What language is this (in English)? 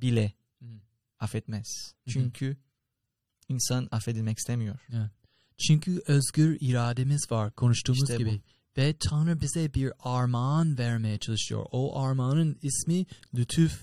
Turkish